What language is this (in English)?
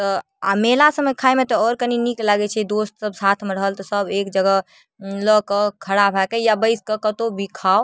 Maithili